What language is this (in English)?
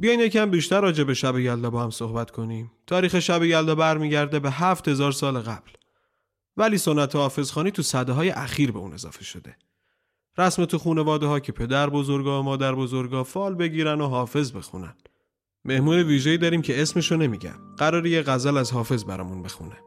Persian